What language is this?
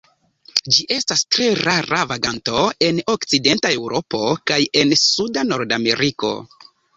Esperanto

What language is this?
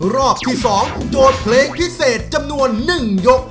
Thai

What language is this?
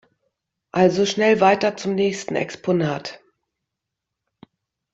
German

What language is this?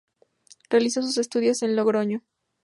Spanish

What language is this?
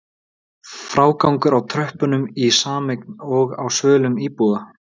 Icelandic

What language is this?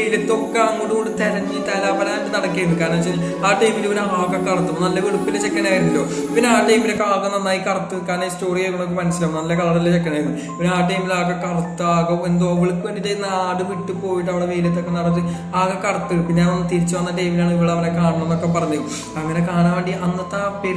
Malayalam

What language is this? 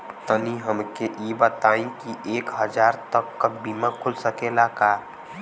Bhojpuri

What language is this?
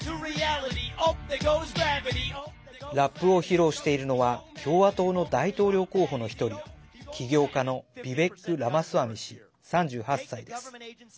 Japanese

